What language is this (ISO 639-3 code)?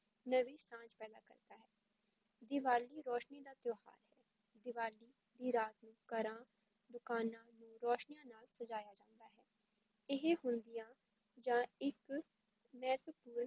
pan